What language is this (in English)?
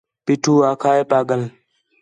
Khetrani